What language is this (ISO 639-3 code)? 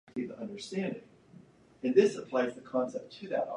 eng